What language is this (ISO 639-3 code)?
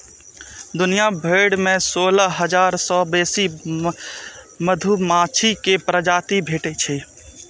mai